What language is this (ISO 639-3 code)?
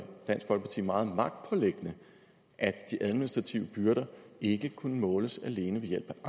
dan